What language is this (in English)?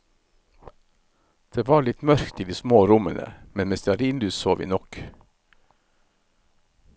Norwegian